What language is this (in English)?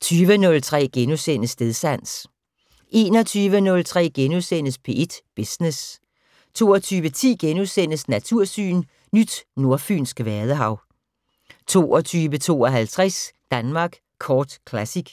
Danish